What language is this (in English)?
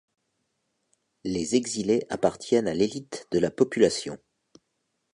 French